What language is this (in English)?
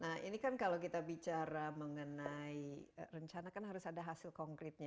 Indonesian